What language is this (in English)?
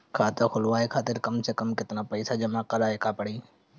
Bhojpuri